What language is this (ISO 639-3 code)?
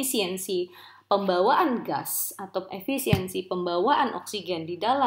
ind